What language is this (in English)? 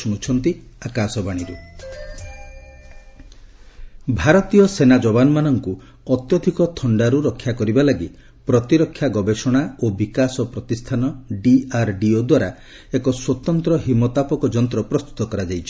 Odia